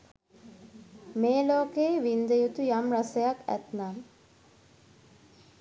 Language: Sinhala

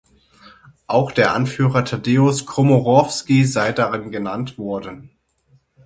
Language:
German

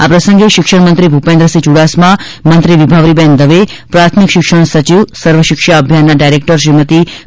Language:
Gujarati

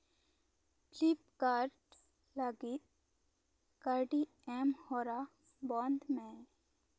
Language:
Santali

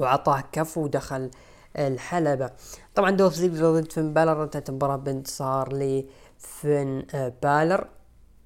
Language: Arabic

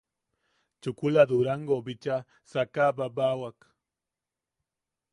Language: Yaqui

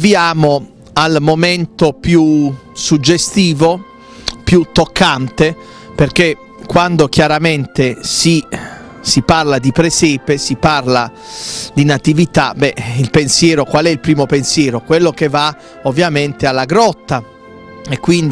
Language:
Italian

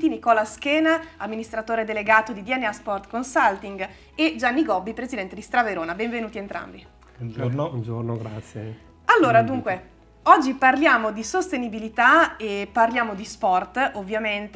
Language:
Italian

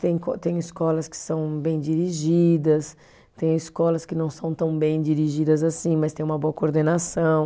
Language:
Portuguese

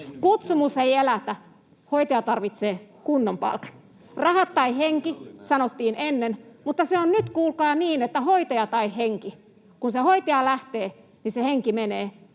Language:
Finnish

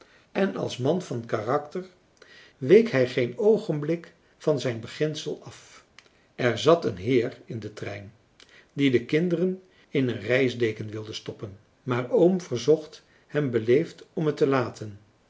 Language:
Dutch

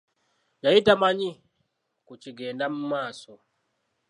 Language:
Ganda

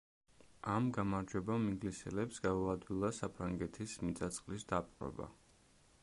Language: Georgian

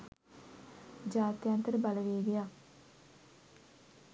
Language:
Sinhala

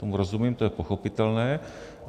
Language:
Czech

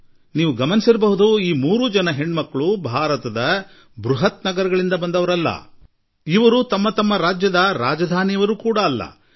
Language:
Kannada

